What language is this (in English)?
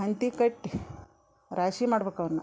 Kannada